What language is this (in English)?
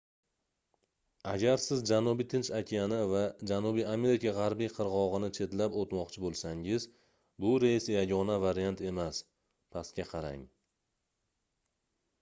Uzbek